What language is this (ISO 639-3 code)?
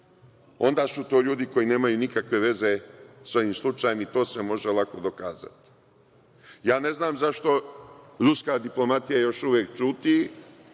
srp